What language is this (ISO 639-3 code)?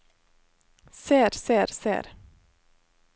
nor